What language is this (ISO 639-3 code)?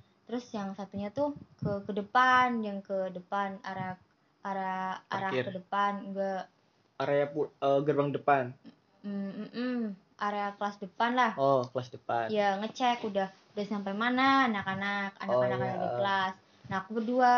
ind